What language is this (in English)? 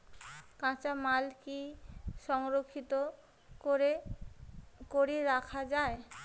Bangla